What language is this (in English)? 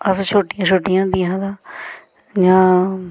Dogri